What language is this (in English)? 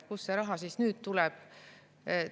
Estonian